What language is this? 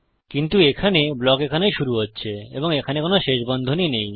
Bangla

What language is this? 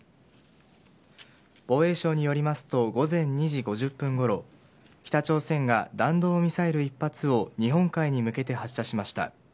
Japanese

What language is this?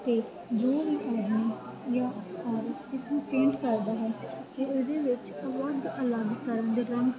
Punjabi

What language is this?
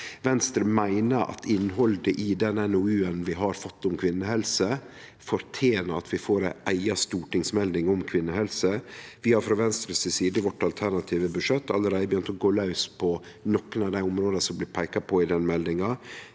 Norwegian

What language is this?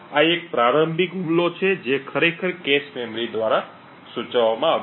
Gujarati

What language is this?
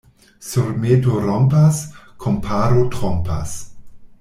Esperanto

